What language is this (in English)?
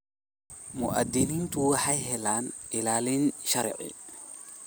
Somali